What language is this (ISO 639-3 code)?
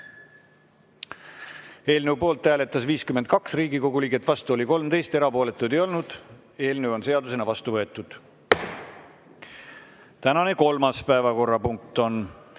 est